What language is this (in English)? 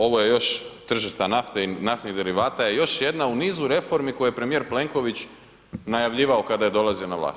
Croatian